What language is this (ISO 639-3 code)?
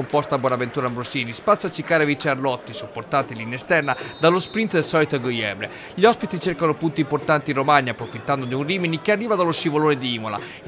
ita